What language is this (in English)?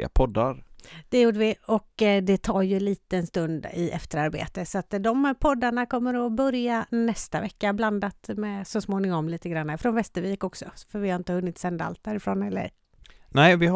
Swedish